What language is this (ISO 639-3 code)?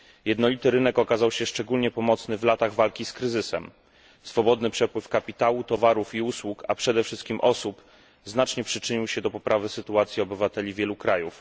pol